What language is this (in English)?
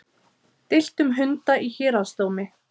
Icelandic